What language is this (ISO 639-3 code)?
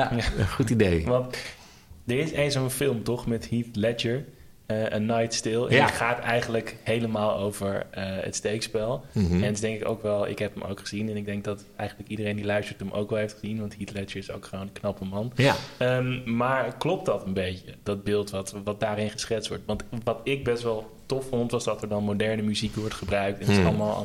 nld